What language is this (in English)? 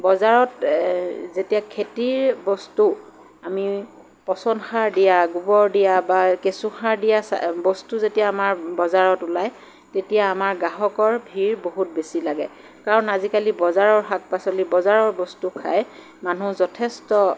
Assamese